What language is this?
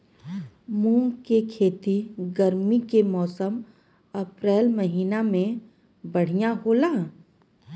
Bhojpuri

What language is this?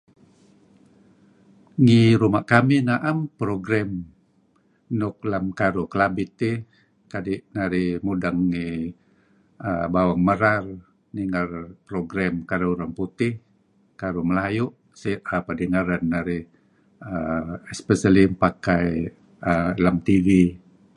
Kelabit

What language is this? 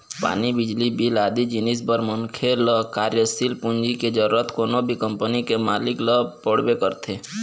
Chhattisgarhi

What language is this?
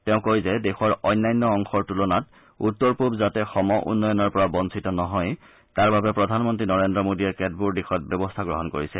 Assamese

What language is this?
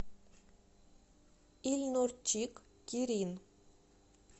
Russian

